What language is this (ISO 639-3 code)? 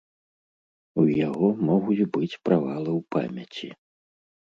bel